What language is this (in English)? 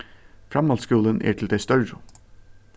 Faroese